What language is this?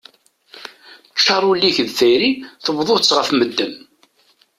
Kabyle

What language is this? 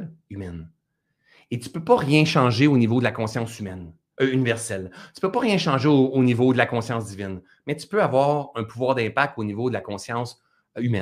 French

